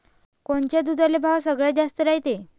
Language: Marathi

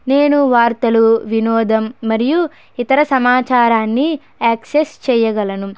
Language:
Telugu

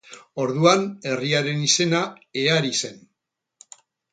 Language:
Basque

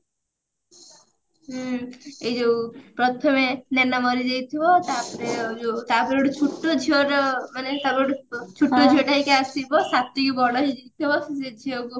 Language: Odia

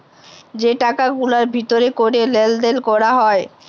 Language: Bangla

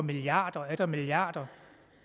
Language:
Danish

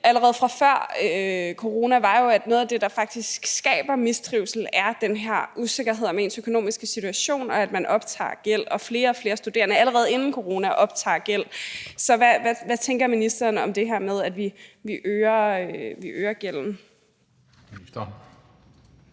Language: Danish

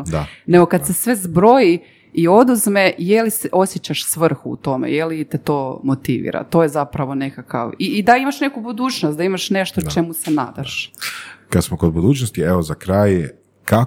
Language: Croatian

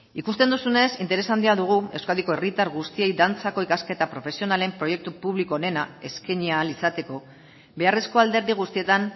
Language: Basque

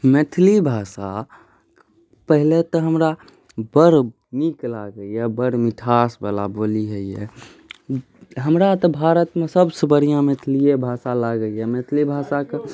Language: Maithili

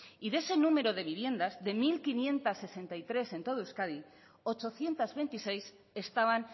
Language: Spanish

